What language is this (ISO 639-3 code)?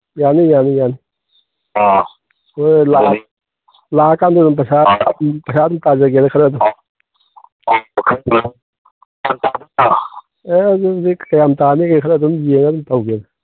mni